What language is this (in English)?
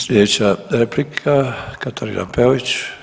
Croatian